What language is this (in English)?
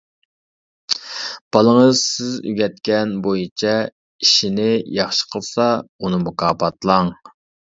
Uyghur